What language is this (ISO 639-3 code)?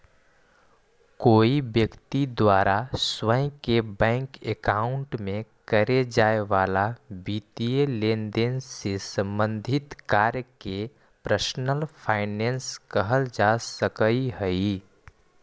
mag